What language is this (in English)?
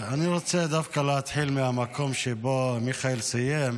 Hebrew